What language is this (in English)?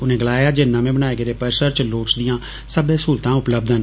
Dogri